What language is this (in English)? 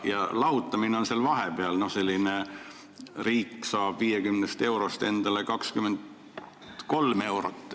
Estonian